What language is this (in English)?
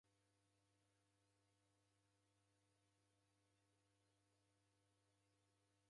Taita